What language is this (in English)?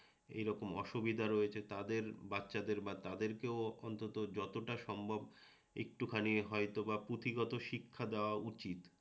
Bangla